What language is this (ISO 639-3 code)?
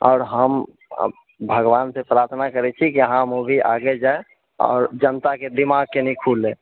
mai